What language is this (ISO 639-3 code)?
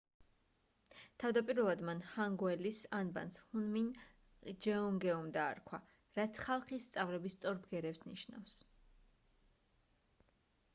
kat